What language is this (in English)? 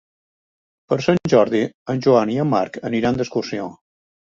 Catalan